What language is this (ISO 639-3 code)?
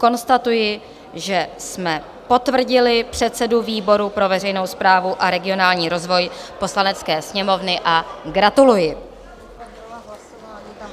ces